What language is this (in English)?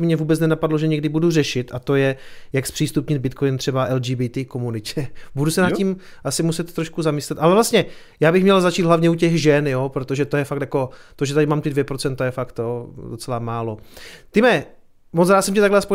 Czech